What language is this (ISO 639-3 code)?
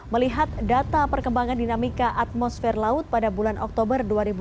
ind